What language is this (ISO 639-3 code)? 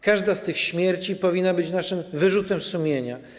pol